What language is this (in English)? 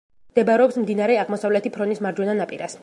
Georgian